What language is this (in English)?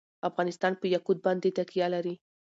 Pashto